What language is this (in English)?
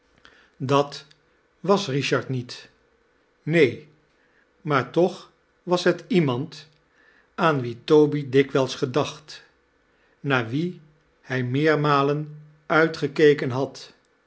Dutch